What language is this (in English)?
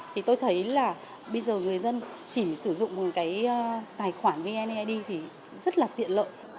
Vietnamese